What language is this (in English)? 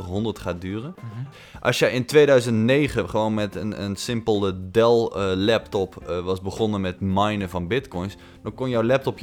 Dutch